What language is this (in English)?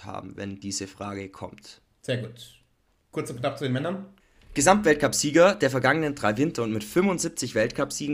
German